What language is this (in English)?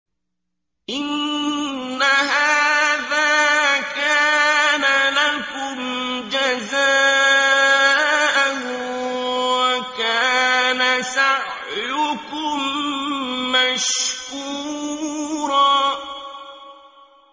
Arabic